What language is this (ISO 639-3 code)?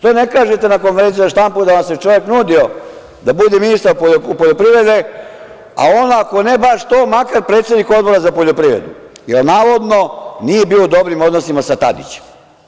srp